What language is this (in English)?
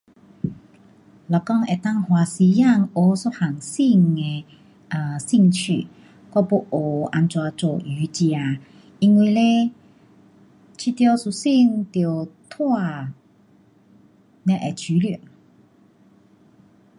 Pu-Xian Chinese